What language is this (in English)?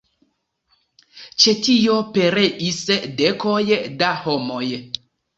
Esperanto